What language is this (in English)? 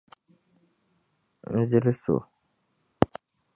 Dagbani